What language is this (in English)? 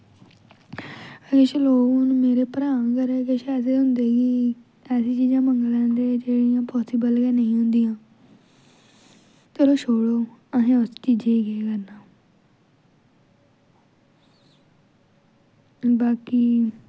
Dogri